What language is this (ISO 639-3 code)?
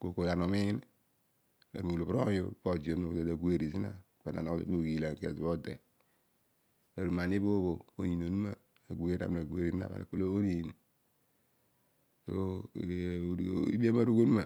odu